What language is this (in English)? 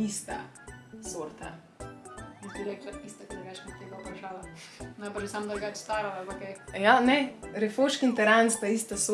Slovenian